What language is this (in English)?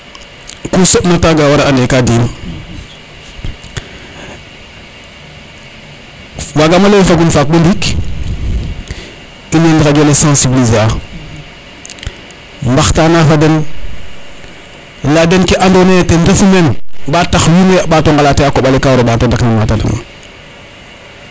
Serer